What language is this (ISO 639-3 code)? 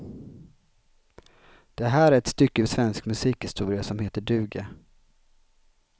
swe